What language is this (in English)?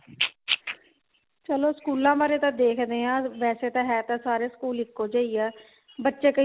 Punjabi